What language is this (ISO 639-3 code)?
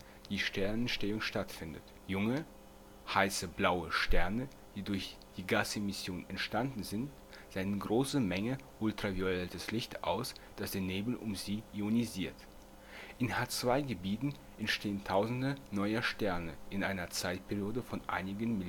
deu